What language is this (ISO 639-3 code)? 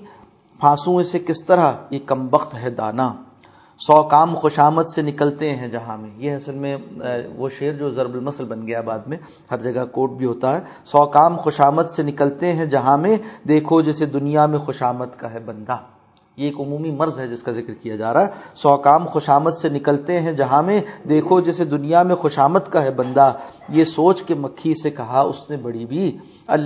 urd